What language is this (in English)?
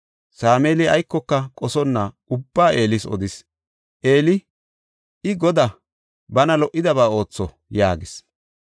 Gofa